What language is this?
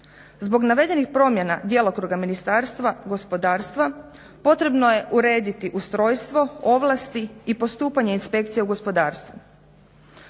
Croatian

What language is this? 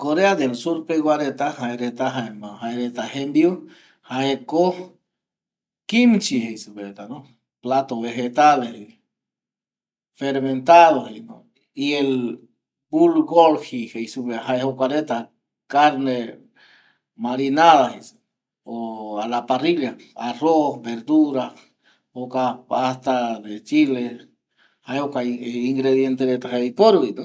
Eastern Bolivian Guaraní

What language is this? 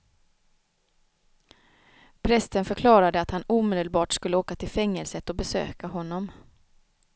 Swedish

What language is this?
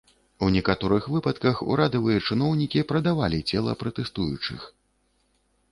Belarusian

